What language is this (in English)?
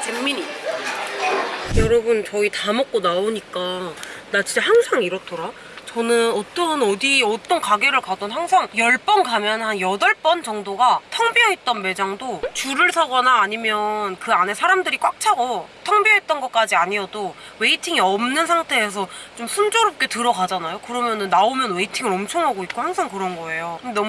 Korean